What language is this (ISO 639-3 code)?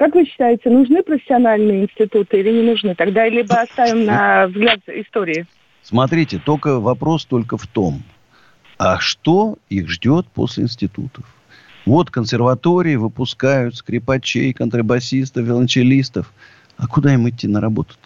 rus